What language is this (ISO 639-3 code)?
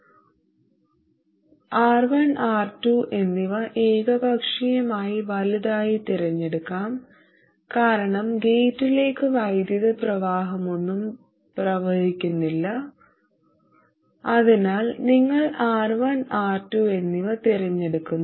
mal